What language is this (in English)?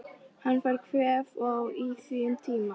Icelandic